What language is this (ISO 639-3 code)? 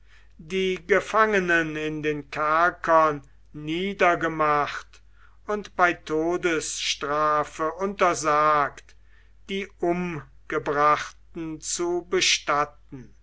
deu